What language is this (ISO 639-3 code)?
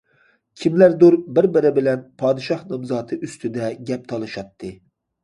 uig